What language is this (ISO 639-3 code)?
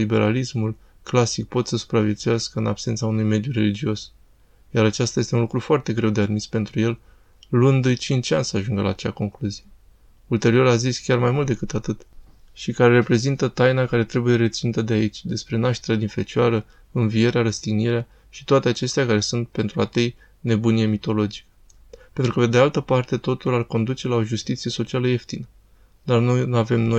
ron